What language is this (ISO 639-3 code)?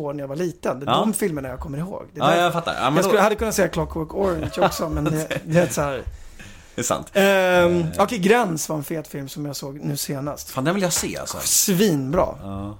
swe